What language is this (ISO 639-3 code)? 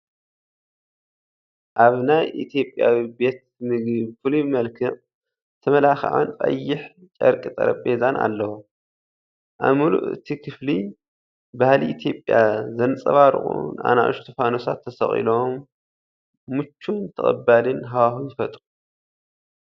tir